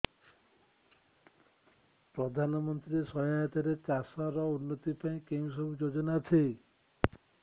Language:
Odia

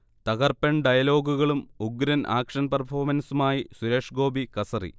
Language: Malayalam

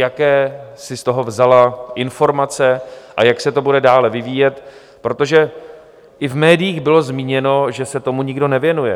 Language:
Czech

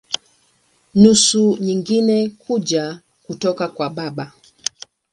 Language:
Swahili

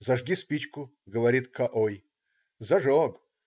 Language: Russian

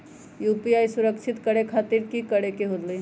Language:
Magahi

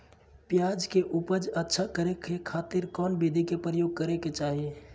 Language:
Magahi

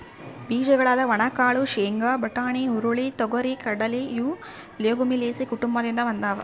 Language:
Kannada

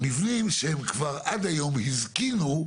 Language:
Hebrew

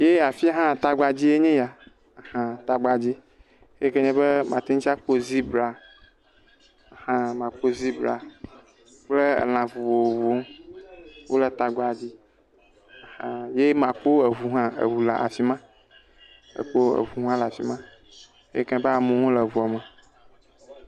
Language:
Ewe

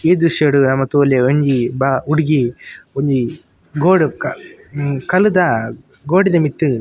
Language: Tulu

